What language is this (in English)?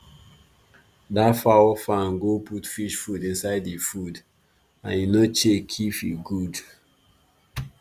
Nigerian Pidgin